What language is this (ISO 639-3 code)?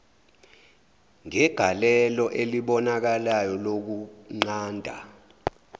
zul